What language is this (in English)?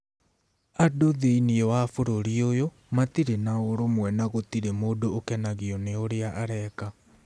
Kikuyu